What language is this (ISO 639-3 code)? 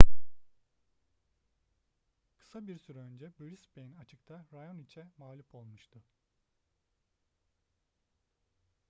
tur